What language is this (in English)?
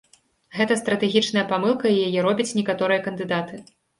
Belarusian